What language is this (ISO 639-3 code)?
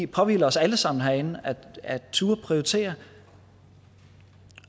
dan